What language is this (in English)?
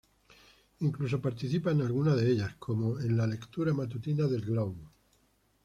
Spanish